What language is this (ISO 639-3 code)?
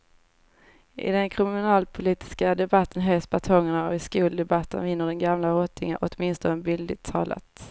swe